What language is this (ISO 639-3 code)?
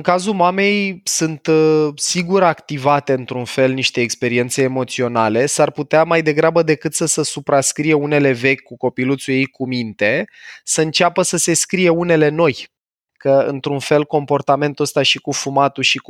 ron